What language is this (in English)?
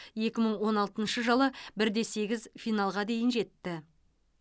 Kazakh